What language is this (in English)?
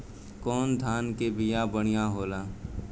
Bhojpuri